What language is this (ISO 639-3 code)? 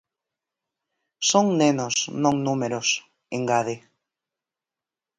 glg